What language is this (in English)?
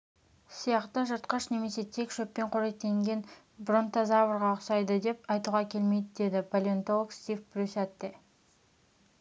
Kazakh